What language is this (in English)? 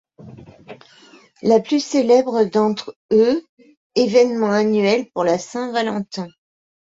French